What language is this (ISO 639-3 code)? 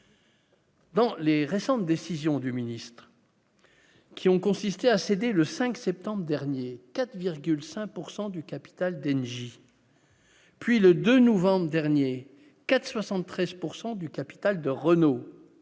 fra